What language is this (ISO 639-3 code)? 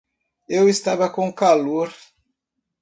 por